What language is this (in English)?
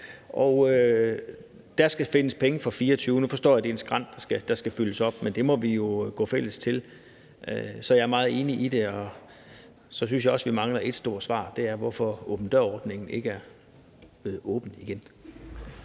Danish